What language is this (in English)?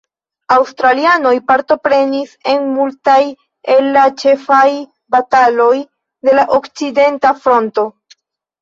Esperanto